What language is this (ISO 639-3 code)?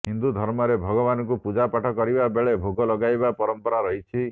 ori